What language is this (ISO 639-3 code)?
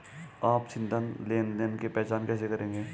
hin